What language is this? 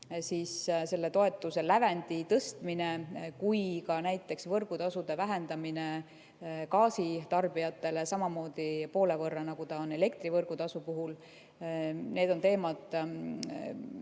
Estonian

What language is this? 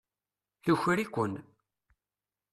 Kabyle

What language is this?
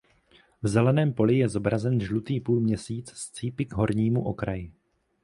Czech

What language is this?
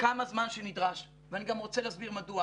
Hebrew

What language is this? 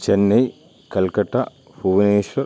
Malayalam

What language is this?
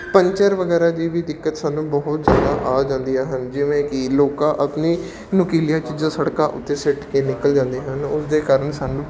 Punjabi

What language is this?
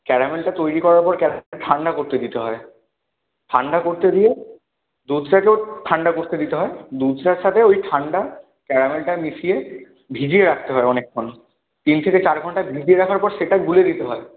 Bangla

